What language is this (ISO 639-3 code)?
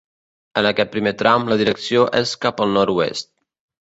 cat